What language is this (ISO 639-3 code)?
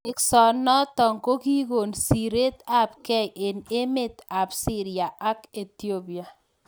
kln